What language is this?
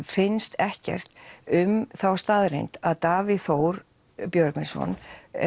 Icelandic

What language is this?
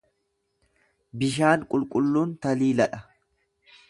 Oromo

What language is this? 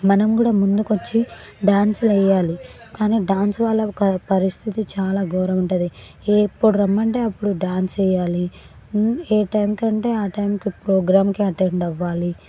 Telugu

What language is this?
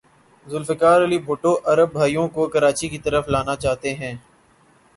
Urdu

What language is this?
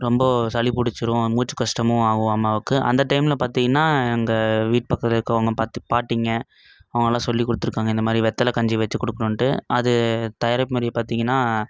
Tamil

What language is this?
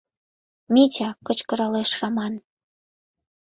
Mari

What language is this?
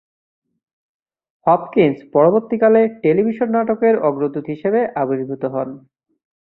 Bangla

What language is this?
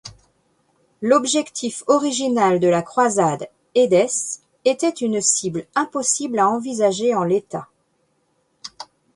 French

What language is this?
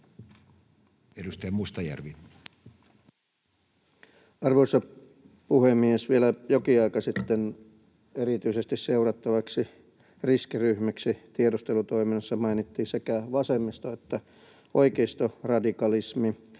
Finnish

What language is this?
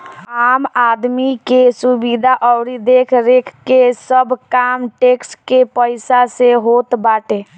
Bhojpuri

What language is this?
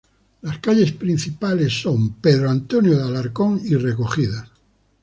Spanish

